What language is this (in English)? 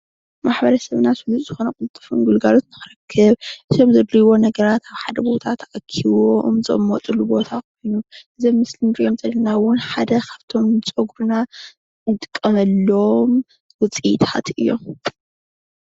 Tigrinya